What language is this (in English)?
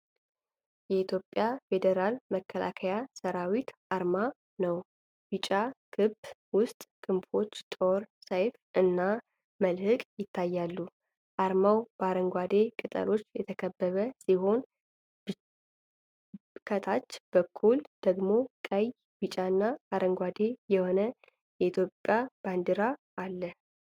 Amharic